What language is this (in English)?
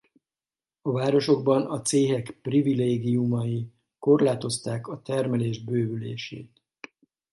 Hungarian